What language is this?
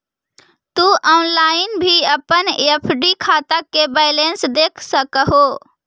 Magahi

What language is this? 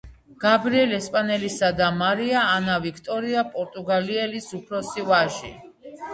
Georgian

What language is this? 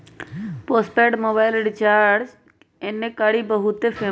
Magahi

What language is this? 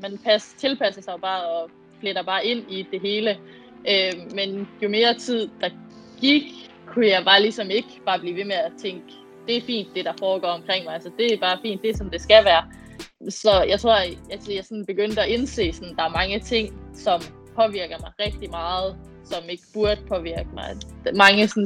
Danish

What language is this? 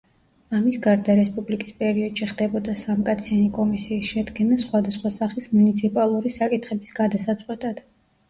Georgian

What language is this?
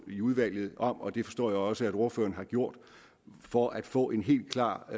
Danish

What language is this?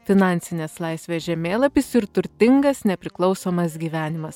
Lithuanian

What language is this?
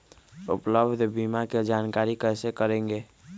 Magahi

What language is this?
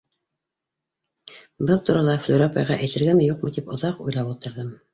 Bashkir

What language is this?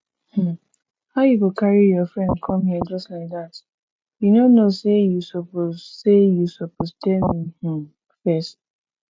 Nigerian Pidgin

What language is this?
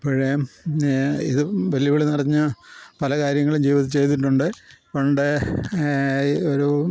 Malayalam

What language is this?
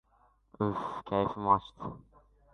Uzbek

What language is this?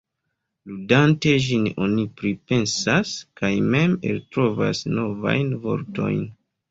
Esperanto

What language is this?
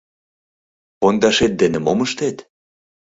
Mari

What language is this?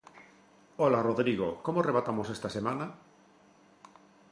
Galician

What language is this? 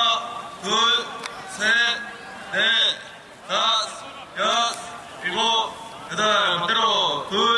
Korean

